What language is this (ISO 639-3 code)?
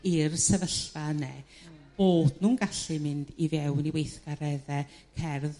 cym